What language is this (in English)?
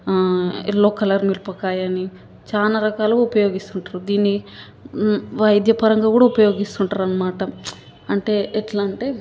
Telugu